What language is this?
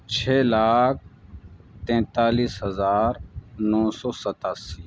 Urdu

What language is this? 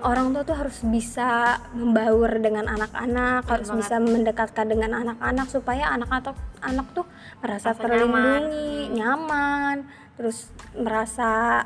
Indonesian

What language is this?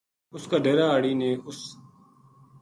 Gujari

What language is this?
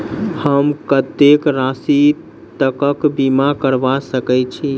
Maithili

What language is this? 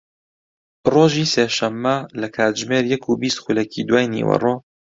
Central Kurdish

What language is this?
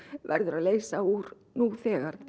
Icelandic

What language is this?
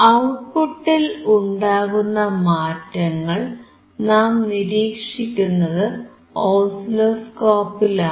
Malayalam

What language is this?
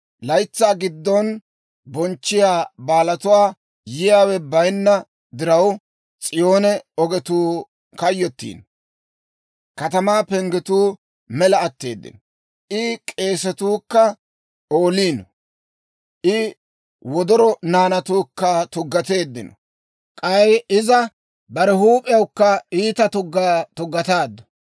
Dawro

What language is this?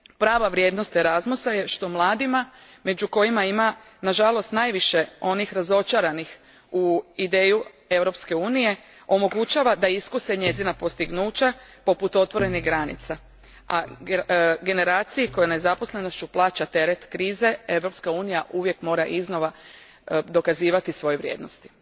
Croatian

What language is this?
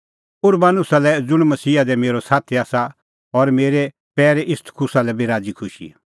Kullu Pahari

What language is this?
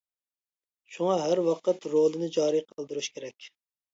Uyghur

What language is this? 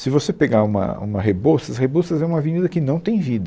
Portuguese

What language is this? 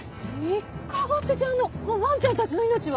Japanese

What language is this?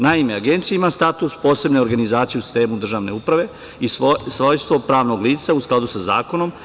Serbian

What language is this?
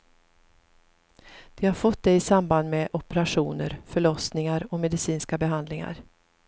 Swedish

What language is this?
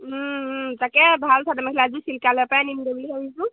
Assamese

